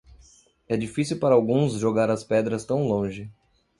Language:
Portuguese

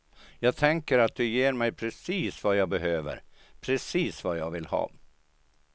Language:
Swedish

